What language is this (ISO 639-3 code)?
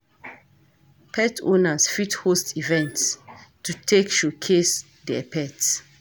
pcm